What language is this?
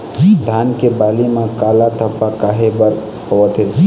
Chhattisgarhi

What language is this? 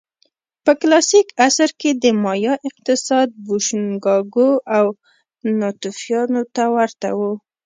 Pashto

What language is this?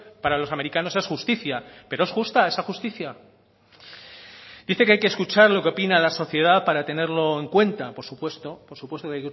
Spanish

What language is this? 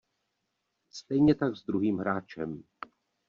Czech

